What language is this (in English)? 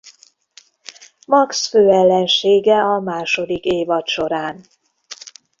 Hungarian